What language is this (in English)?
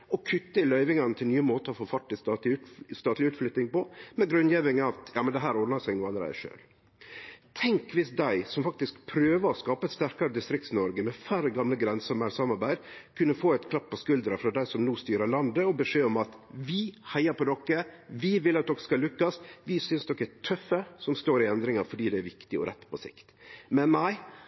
Norwegian Nynorsk